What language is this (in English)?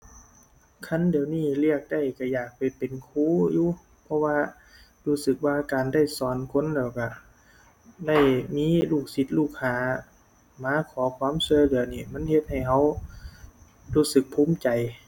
Thai